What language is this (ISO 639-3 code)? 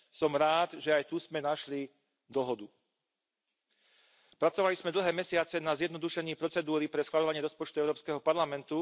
slk